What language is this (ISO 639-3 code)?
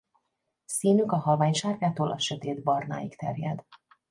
hun